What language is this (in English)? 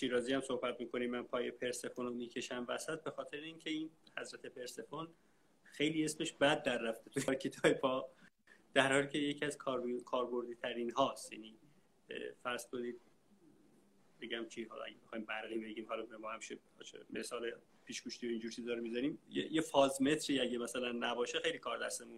Persian